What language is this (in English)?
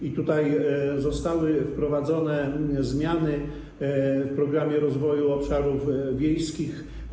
Polish